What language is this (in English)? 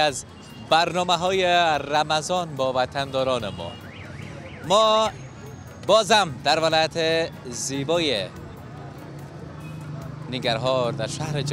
Arabic